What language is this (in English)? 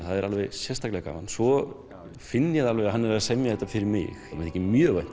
Icelandic